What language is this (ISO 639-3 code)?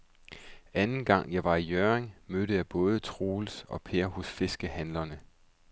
dan